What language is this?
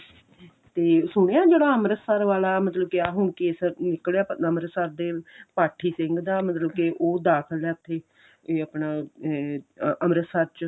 Punjabi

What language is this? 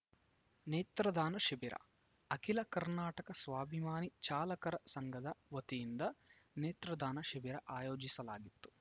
Kannada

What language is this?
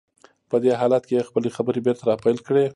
Pashto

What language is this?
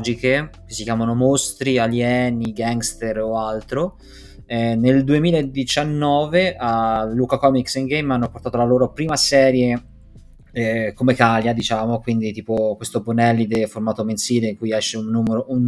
Italian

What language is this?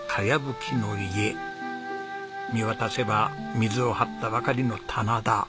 Japanese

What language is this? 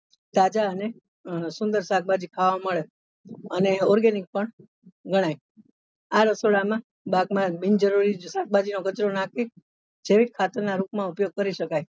Gujarati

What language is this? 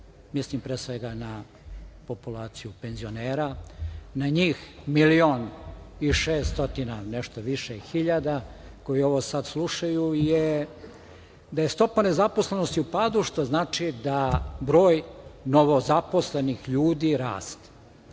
Serbian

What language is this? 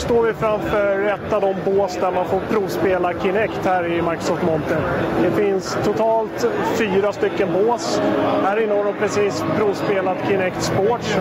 Swedish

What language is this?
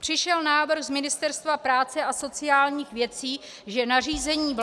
Czech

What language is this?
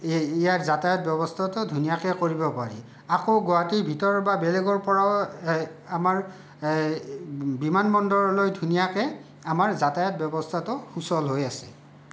Assamese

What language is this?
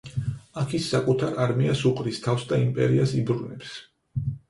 Georgian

